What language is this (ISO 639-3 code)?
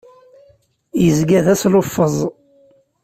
kab